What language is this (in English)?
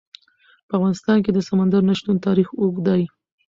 Pashto